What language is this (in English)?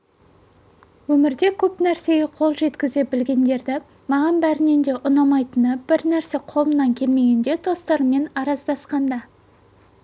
Kazakh